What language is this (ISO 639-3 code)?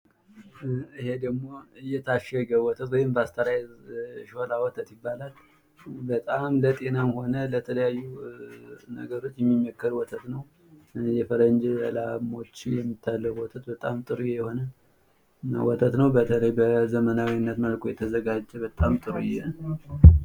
amh